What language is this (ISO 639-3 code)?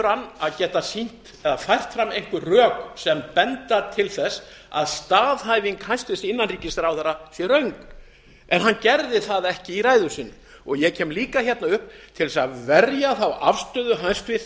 isl